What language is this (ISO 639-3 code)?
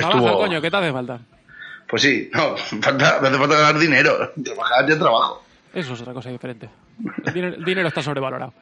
spa